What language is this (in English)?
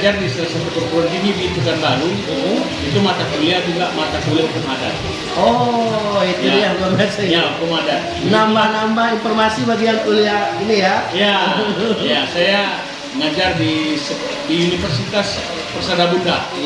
Indonesian